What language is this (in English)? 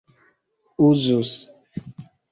Esperanto